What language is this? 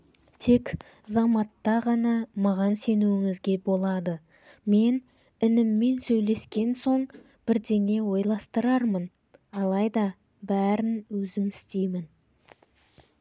Kazakh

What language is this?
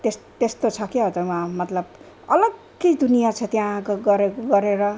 Nepali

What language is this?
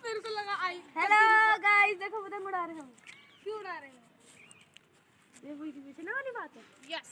Hindi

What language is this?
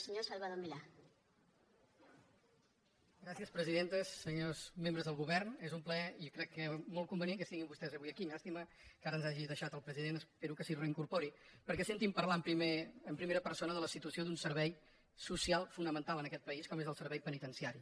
Catalan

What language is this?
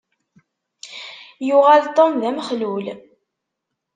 Kabyle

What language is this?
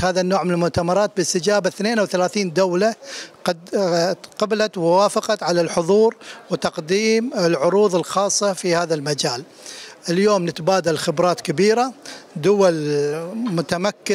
Arabic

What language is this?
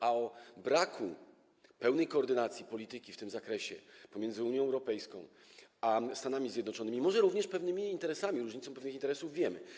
Polish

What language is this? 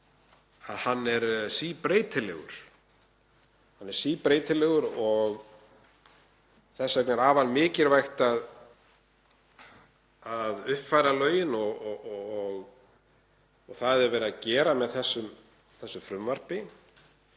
Icelandic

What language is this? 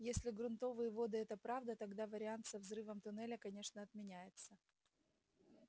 Russian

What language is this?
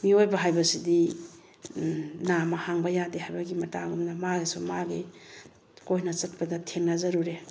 Manipuri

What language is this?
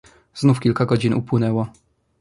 Polish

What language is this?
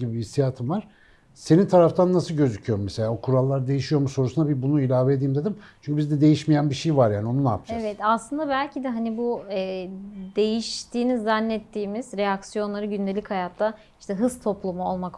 Turkish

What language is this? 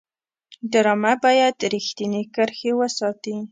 Pashto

